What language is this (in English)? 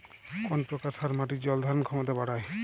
Bangla